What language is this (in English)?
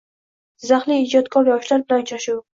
Uzbek